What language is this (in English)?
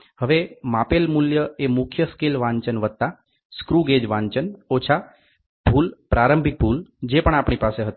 Gujarati